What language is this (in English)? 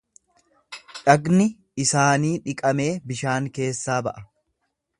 Oromo